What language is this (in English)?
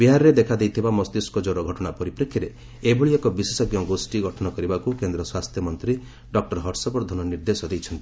Odia